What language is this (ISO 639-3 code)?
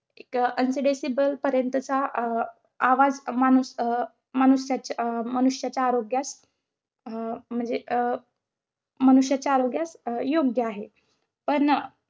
mar